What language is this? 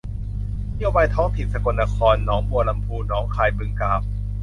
Thai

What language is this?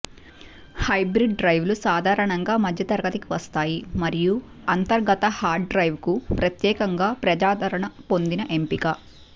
Telugu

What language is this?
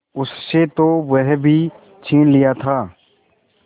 Hindi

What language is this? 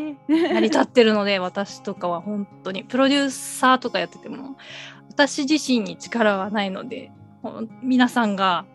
Japanese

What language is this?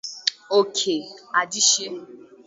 Igbo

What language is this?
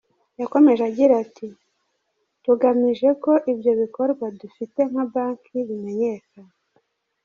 Kinyarwanda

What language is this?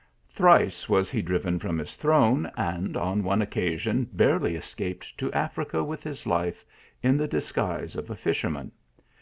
English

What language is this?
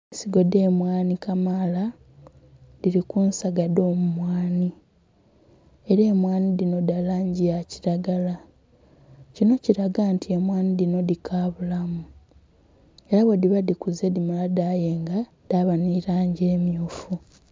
Soga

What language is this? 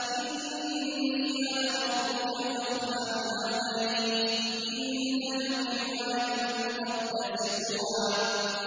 Arabic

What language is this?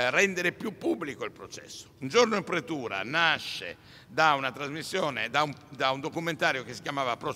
Italian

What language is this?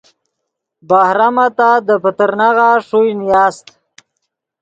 Yidgha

